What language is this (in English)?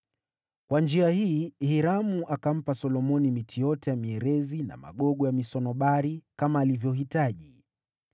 Swahili